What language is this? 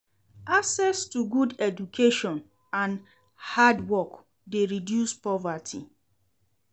Nigerian Pidgin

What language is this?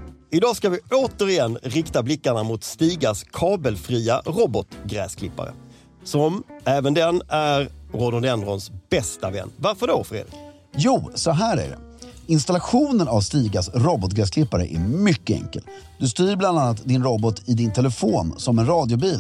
Swedish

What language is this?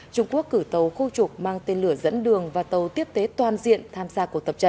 Vietnamese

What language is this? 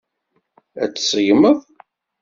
Kabyle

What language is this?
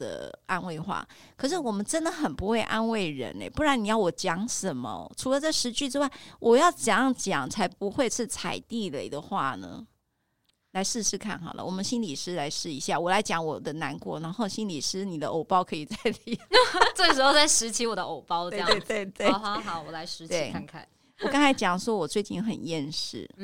Chinese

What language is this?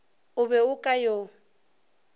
Northern Sotho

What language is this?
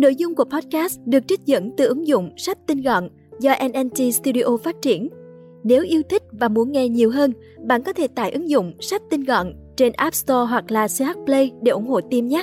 Vietnamese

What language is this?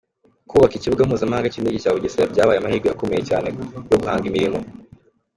Kinyarwanda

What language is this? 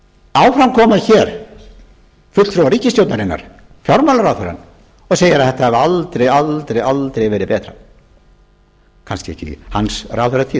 Icelandic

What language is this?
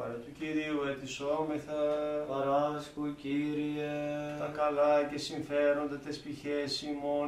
Greek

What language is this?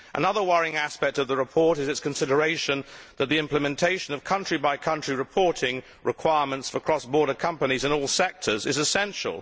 English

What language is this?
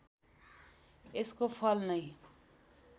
Nepali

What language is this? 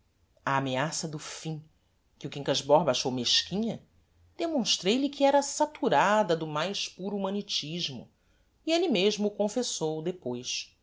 Portuguese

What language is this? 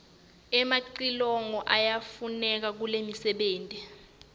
Swati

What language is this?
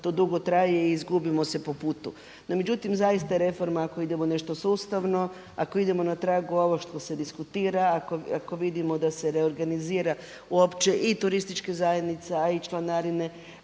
Croatian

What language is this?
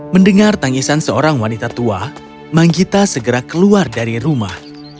Indonesian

